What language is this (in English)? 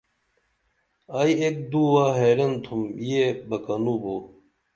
Dameli